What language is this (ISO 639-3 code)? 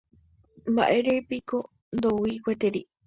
grn